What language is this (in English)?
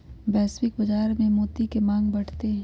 Magahi